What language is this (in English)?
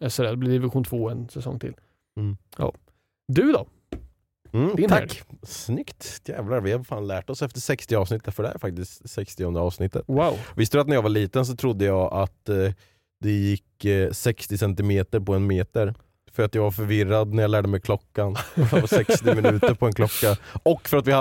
Swedish